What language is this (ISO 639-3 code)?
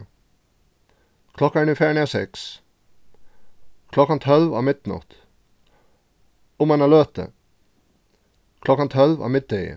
fao